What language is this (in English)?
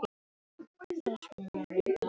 Icelandic